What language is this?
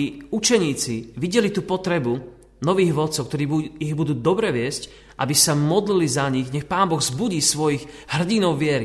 Slovak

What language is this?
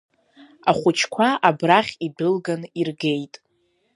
Abkhazian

